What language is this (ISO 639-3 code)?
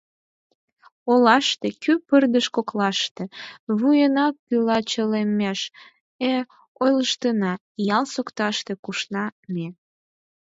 chm